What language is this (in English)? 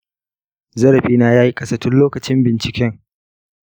Hausa